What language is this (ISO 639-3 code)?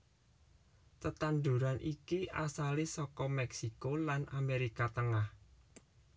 jav